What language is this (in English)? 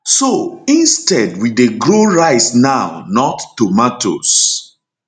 Nigerian Pidgin